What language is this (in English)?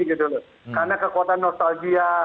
Indonesian